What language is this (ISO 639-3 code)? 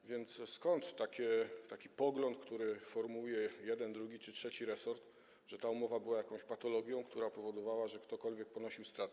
pol